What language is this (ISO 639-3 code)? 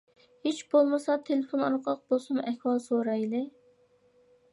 uig